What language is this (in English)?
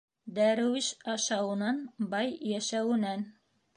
Bashkir